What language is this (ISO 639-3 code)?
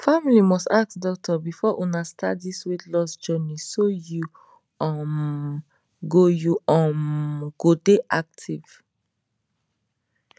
pcm